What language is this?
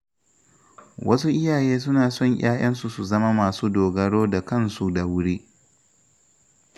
Hausa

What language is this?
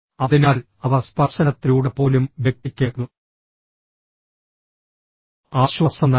Malayalam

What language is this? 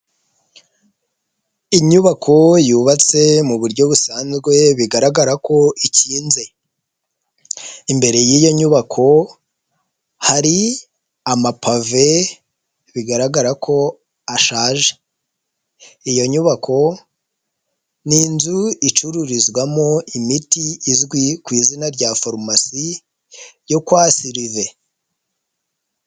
Kinyarwanda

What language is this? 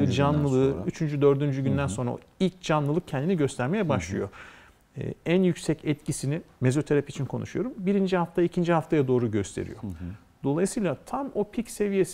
Turkish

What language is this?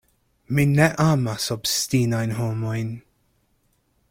Esperanto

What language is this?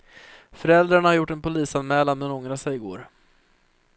Swedish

